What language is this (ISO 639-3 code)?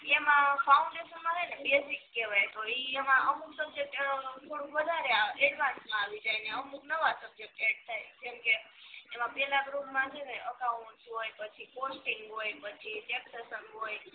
guj